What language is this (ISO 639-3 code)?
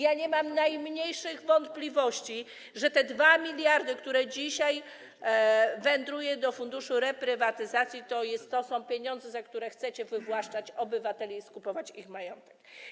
pol